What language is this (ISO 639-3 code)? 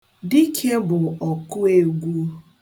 ibo